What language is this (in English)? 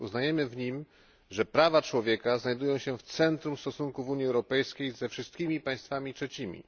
Polish